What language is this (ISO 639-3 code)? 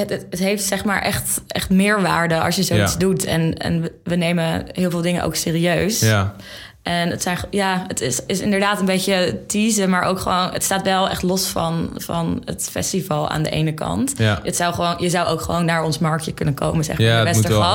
nld